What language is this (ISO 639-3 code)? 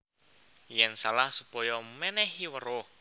jav